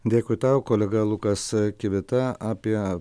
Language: Lithuanian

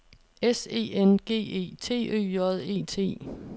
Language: Danish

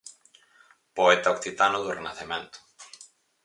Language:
Galician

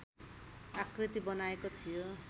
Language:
Nepali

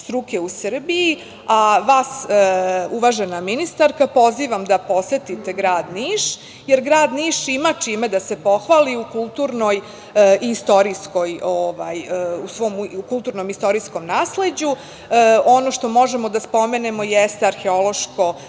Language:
Serbian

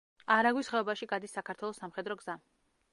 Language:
Georgian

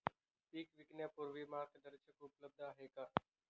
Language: Marathi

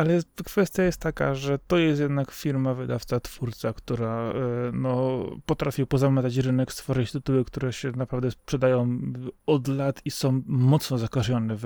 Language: Polish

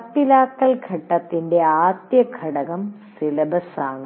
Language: Malayalam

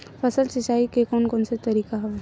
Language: Chhattisgarhi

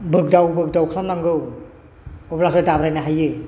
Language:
Bodo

